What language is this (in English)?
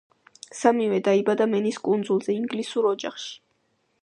Georgian